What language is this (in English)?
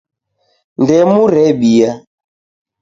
Taita